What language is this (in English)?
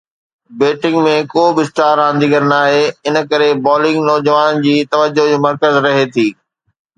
Sindhi